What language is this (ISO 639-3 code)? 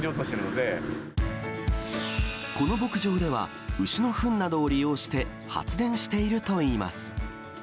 jpn